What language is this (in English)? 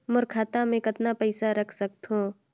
Chhattisgarhi